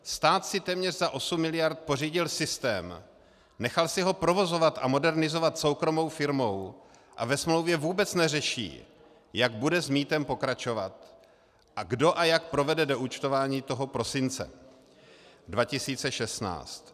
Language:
Czech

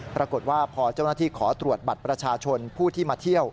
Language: Thai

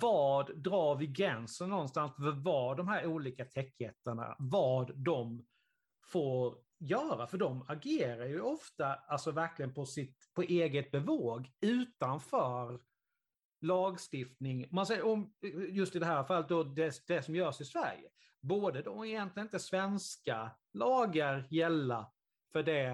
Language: Swedish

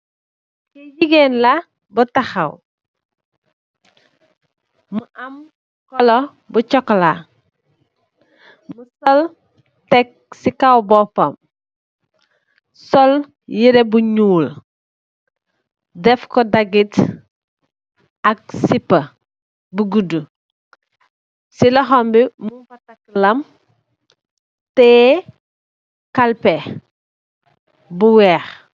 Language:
Wolof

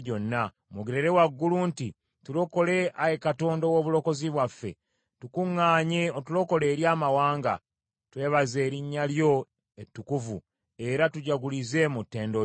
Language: Ganda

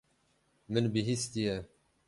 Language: Kurdish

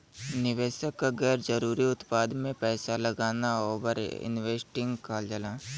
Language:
Bhojpuri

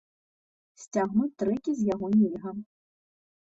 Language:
Belarusian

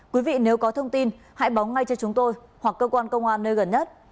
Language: Vietnamese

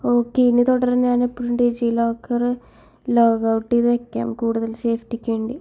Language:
Malayalam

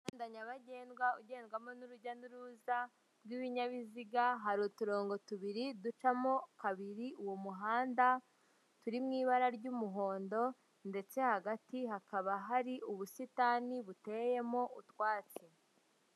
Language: Kinyarwanda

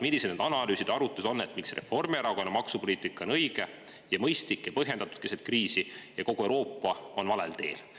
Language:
Estonian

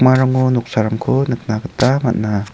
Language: Garo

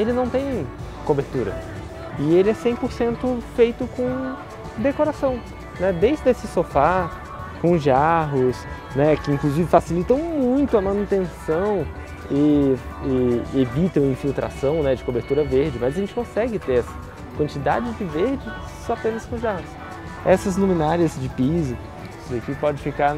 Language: Portuguese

